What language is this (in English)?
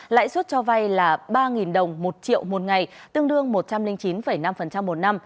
Vietnamese